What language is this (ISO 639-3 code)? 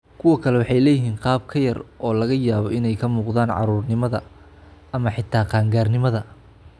som